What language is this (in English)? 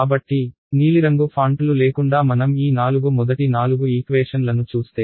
Telugu